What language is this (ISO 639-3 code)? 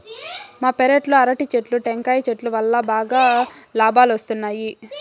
tel